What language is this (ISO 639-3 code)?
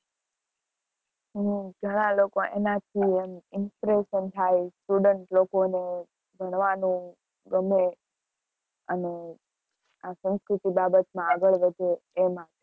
guj